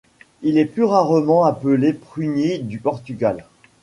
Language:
French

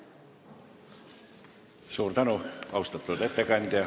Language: Estonian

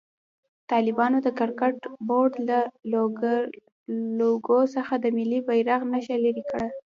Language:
Pashto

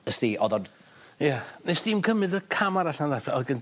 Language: Welsh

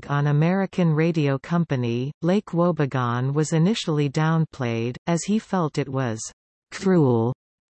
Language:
English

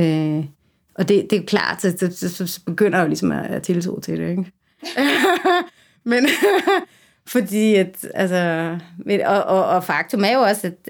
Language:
Danish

